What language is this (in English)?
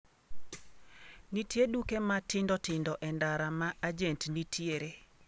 Luo (Kenya and Tanzania)